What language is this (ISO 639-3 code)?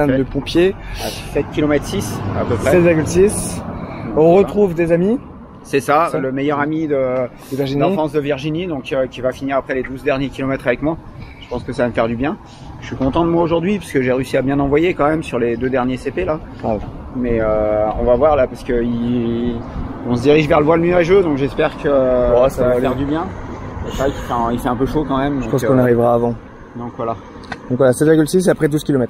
fra